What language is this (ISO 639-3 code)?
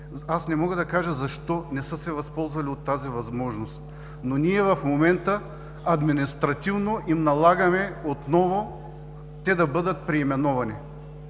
bul